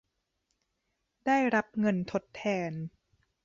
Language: Thai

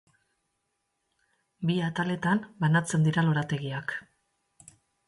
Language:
Basque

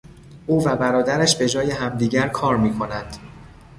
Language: Persian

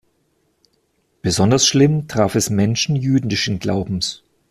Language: German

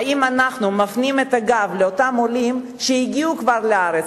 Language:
Hebrew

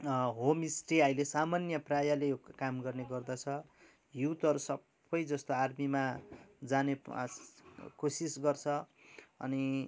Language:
Nepali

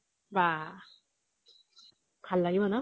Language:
Assamese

